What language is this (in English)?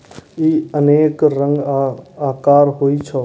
Maithili